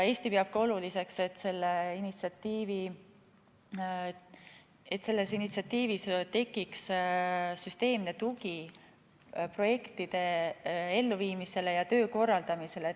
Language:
Estonian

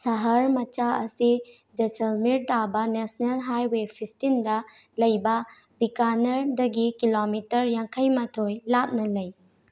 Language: Manipuri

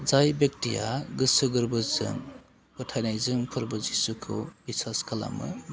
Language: Bodo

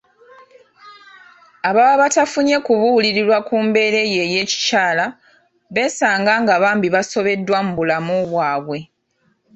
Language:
Ganda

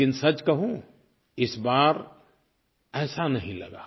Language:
Hindi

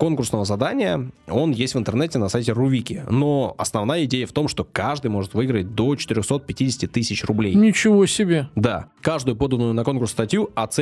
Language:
Russian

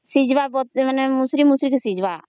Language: Odia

